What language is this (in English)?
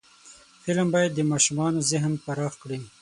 Pashto